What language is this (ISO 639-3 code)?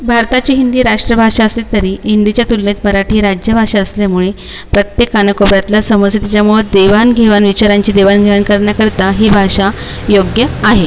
mar